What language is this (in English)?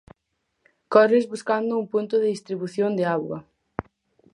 Galician